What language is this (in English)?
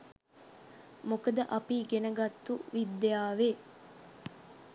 Sinhala